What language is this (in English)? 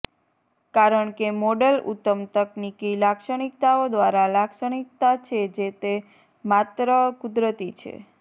Gujarati